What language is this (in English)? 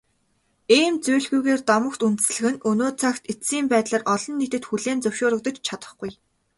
Mongolian